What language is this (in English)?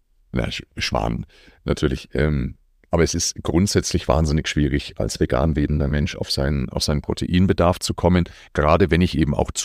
German